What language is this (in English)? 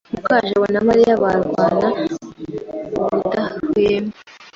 Kinyarwanda